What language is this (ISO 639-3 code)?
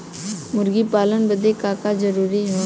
bho